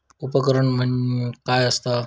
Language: Marathi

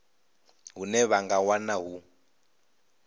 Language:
Venda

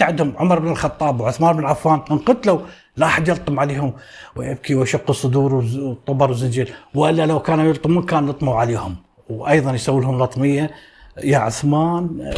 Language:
Arabic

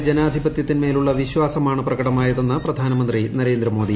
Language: Malayalam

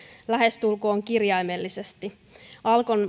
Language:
Finnish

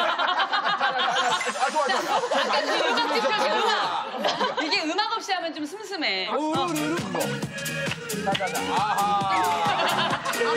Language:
Korean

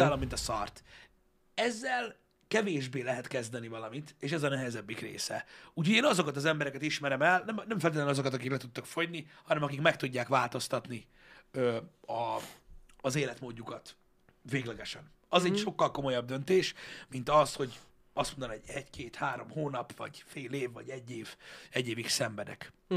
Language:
Hungarian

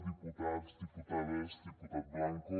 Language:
Catalan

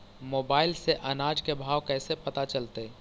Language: Magahi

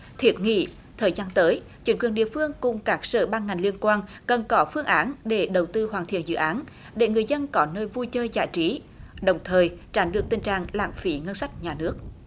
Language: Vietnamese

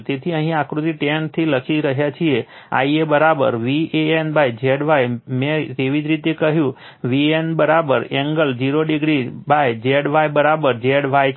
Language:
Gujarati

